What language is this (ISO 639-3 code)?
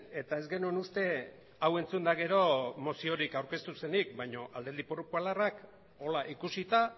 eus